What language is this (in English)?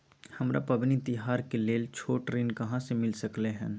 Maithili